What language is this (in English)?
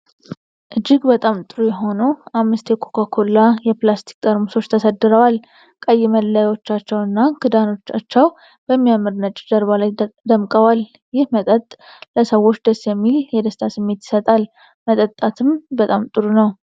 Amharic